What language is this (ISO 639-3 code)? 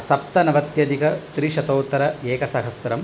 san